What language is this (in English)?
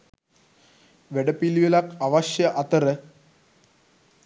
Sinhala